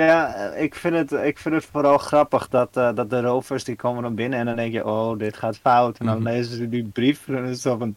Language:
Dutch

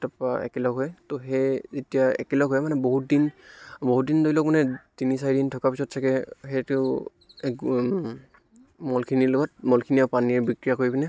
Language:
Assamese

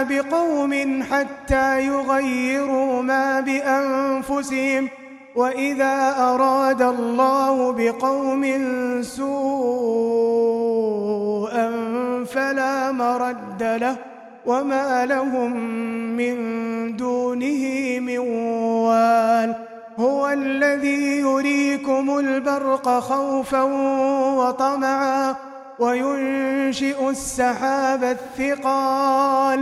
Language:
Arabic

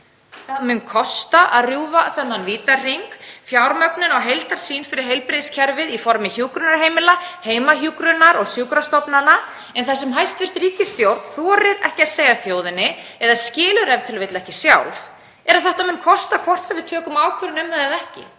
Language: Icelandic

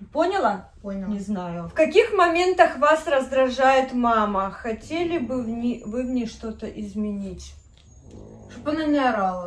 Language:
Russian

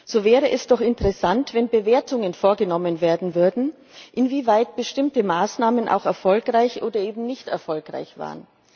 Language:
German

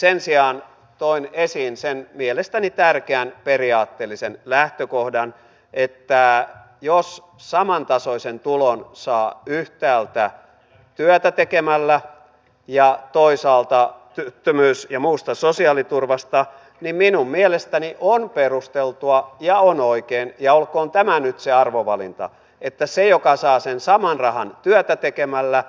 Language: Finnish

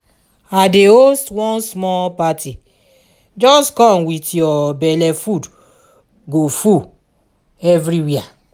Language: Nigerian Pidgin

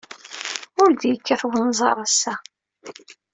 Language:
Kabyle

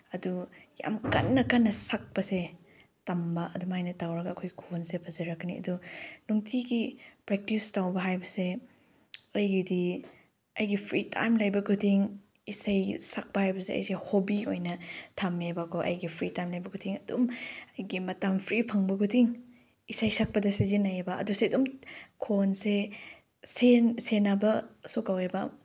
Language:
Manipuri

